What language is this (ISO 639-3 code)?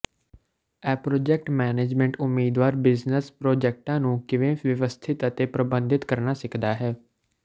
pan